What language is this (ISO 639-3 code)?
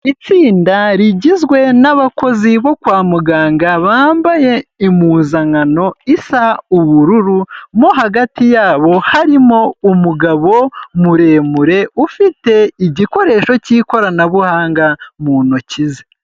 kin